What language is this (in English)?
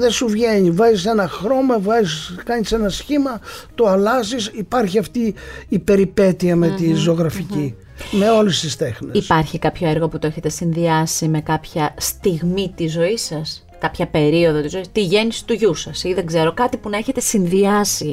Greek